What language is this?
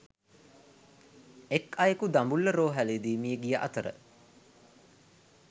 Sinhala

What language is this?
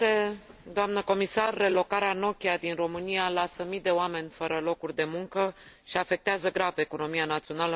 Romanian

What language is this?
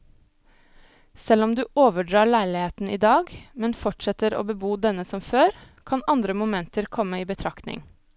Norwegian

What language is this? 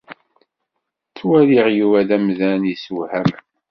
Kabyle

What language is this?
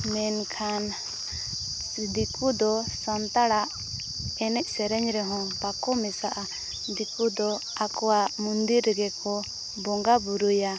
Santali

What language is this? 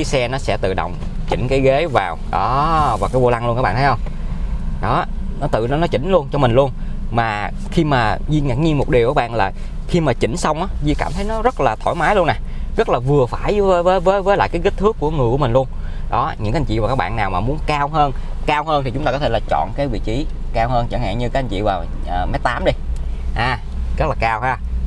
Vietnamese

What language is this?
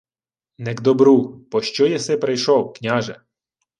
Ukrainian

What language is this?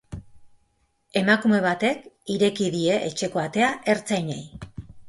Basque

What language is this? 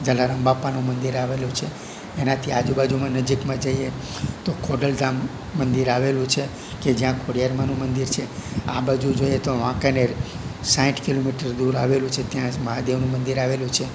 Gujarati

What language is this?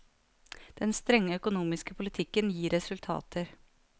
Norwegian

